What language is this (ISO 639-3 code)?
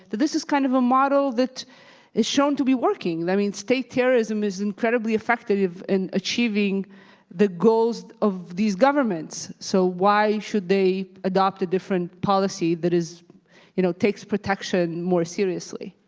eng